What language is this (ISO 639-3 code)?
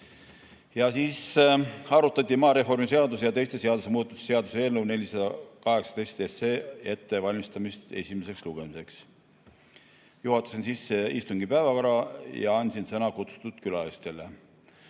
est